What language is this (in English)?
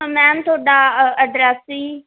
Punjabi